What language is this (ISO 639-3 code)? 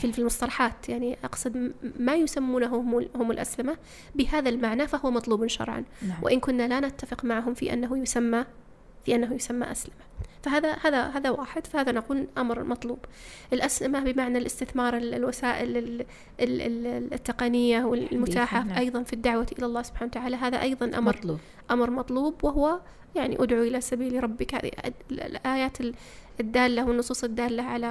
ara